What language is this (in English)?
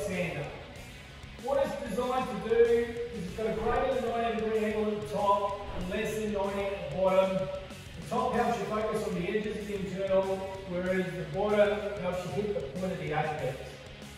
English